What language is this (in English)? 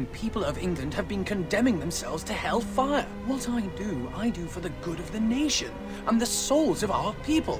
German